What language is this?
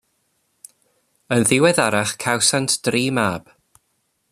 Welsh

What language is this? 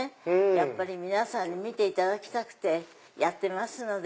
Japanese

